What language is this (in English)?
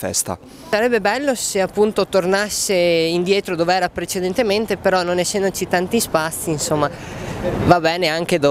Italian